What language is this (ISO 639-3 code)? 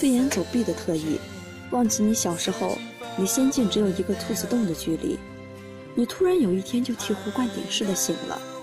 zho